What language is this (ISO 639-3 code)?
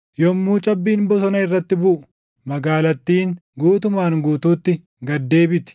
orm